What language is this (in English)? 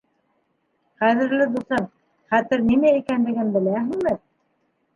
Bashkir